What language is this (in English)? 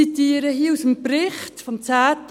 Swiss German